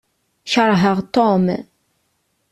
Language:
Kabyle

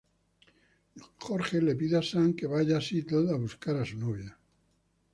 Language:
Spanish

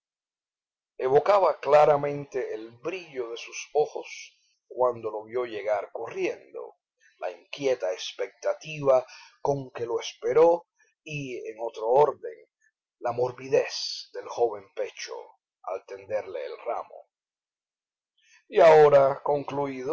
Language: Spanish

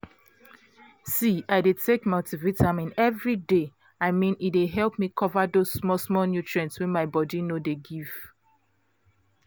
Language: Nigerian Pidgin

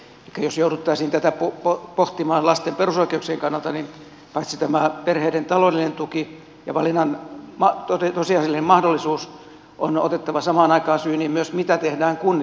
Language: Finnish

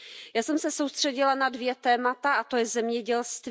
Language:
Czech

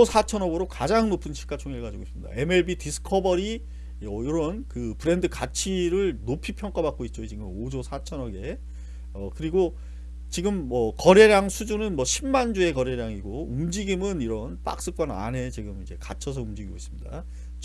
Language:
Korean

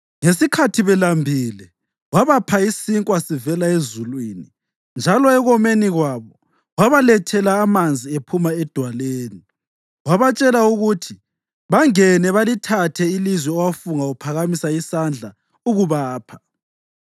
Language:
North Ndebele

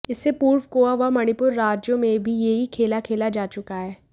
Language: Hindi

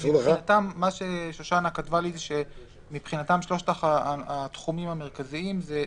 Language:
Hebrew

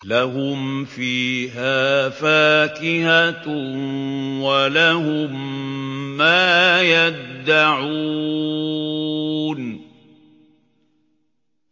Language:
Arabic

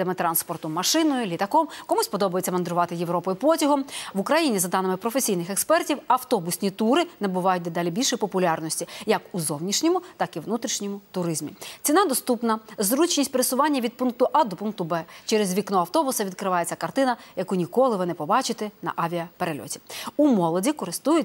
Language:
Ukrainian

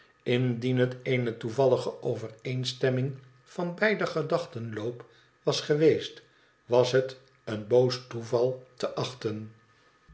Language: Dutch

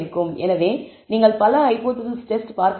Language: Tamil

